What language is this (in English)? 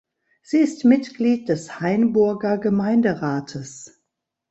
German